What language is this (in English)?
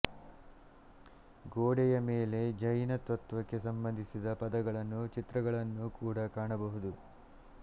Kannada